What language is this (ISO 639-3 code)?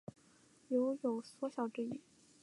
zho